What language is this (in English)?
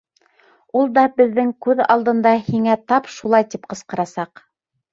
Bashkir